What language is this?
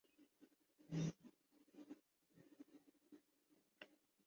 Urdu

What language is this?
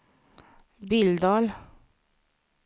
Swedish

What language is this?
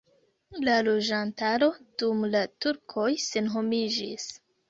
Esperanto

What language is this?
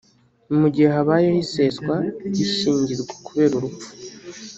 Kinyarwanda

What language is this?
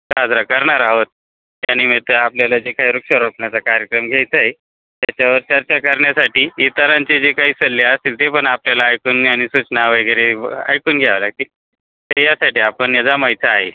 Marathi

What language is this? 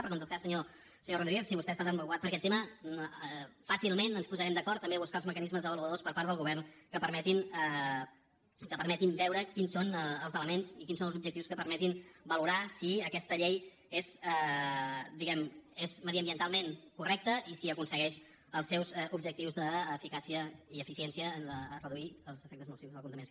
Catalan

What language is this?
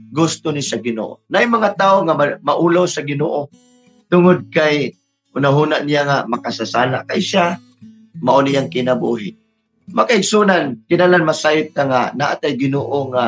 Filipino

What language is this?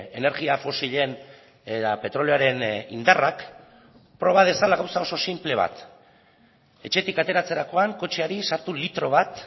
Basque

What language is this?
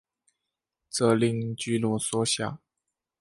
Chinese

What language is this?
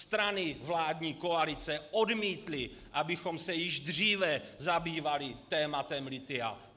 Czech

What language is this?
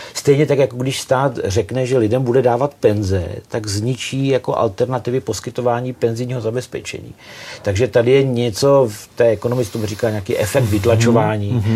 Czech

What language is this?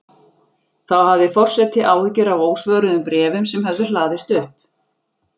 Icelandic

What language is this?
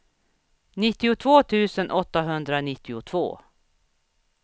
Swedish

